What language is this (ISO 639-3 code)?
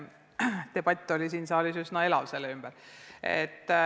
est